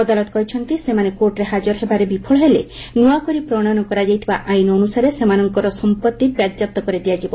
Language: Odia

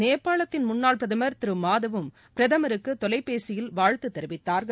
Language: Tamil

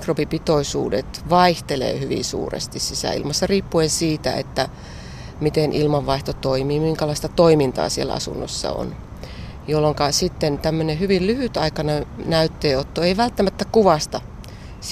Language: Finnish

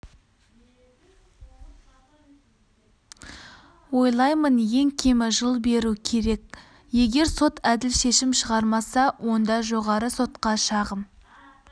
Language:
Kazakh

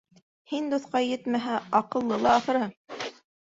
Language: Bashkir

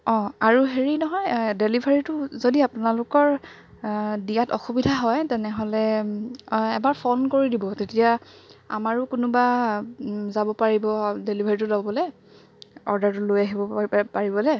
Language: Assamese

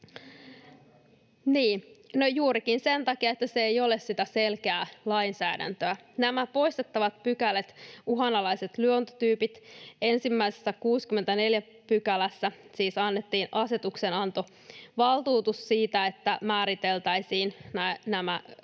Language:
Finnish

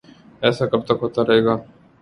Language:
Urdu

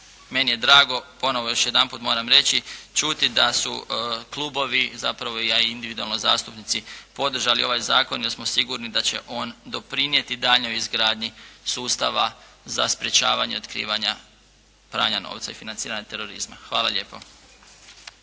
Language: Croatian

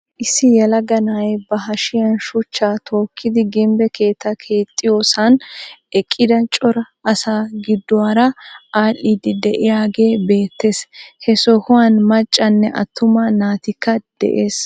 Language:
Wolaytta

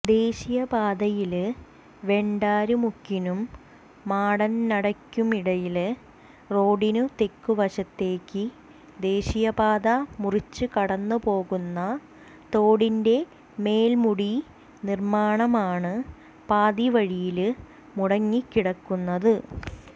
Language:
Malayalam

